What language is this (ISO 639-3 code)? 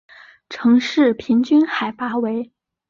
zho